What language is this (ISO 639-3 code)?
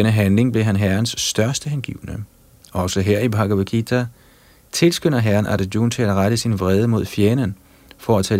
dan